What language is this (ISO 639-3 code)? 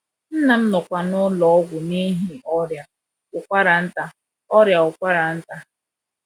ibo